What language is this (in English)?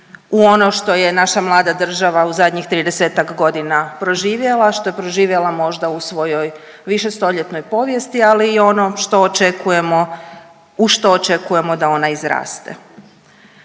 Croatian